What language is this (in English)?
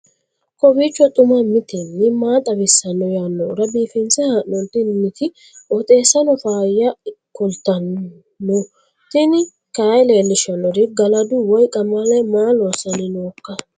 Sidamo